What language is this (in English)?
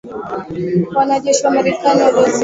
Swahili